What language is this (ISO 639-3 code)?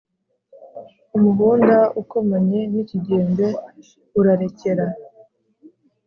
kin